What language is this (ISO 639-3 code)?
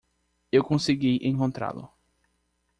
por